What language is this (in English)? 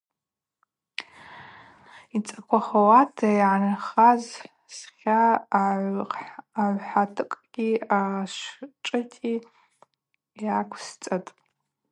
Abaza